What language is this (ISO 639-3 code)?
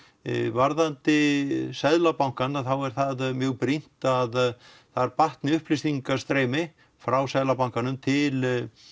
isl